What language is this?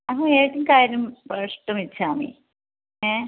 Sanskrit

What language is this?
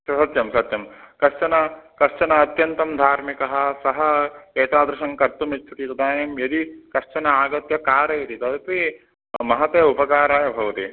Sanskrit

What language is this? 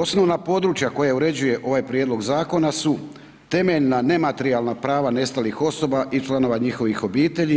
Croatian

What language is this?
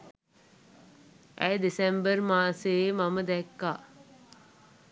Sinhala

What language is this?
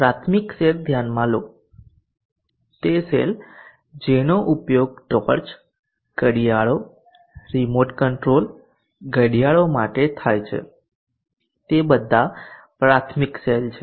Gujarati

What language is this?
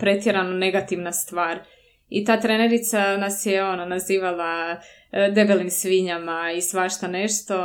Croatian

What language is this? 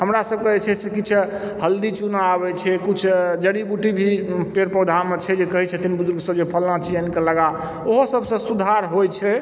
Maithili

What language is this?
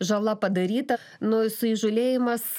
Lithuanian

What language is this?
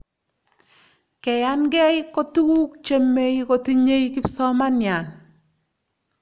Kalenjin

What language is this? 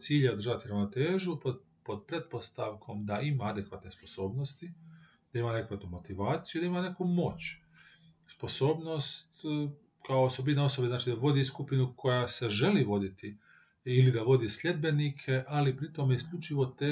Croatian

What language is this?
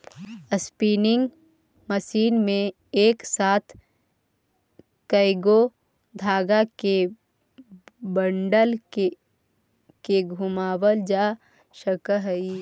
Magahi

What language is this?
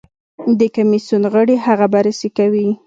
Pashto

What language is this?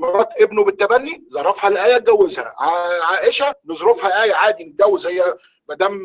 Arabic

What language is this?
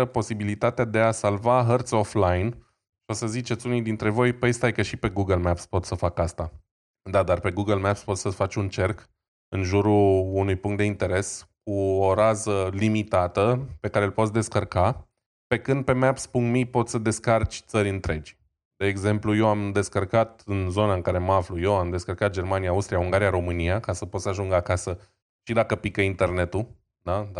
Romanian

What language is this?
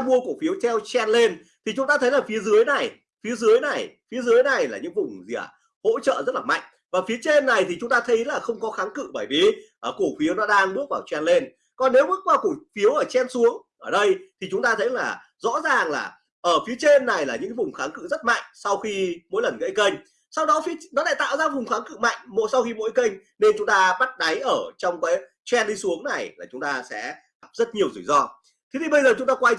Vietnamese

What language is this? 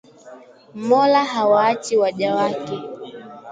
Swahili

